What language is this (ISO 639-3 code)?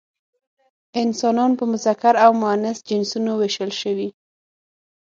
pus